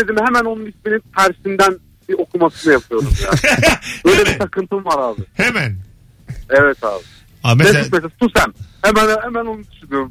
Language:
Turkish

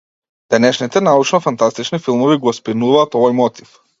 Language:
Macedonian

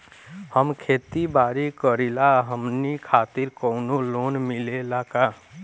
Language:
Bhojpuri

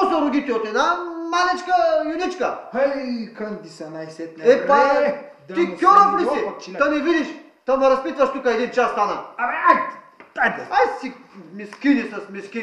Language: Bulgarian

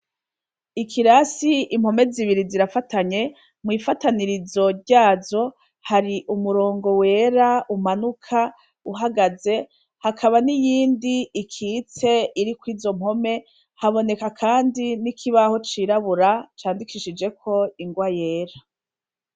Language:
Rundi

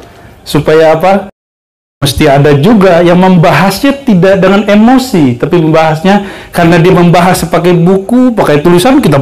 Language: Indonesian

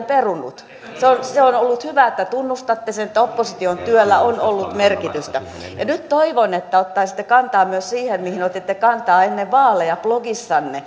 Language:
Finnish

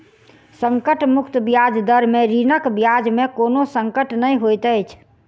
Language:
Maithili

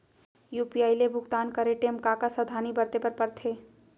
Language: Chhattisgarhi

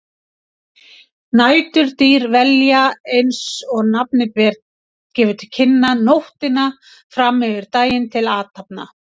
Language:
Icelandic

